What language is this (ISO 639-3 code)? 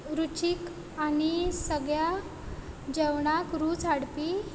kok